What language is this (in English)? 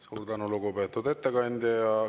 Estonian